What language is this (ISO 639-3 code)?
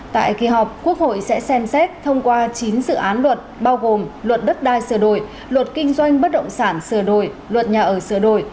vie